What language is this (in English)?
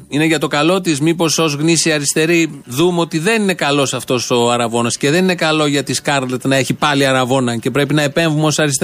Greek